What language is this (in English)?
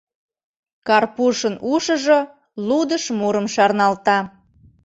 Mari